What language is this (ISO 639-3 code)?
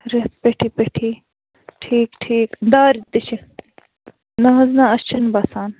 kas